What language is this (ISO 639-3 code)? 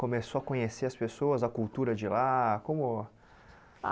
por